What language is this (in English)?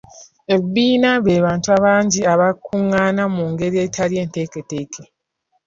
Ganda